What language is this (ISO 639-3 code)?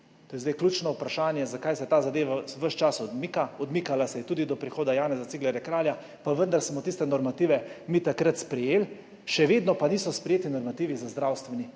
slv